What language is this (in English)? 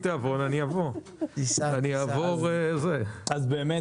Hebrew